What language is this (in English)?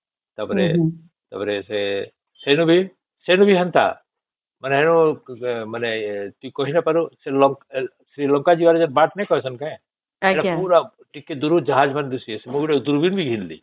Odia